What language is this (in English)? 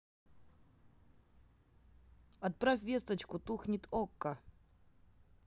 Russian